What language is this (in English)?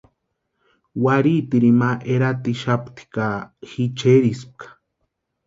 Western Highland Purepecha